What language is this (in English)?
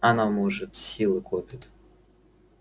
Russian